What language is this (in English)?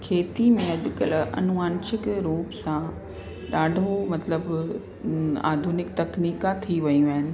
Sindhi